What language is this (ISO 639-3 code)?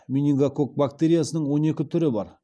kaz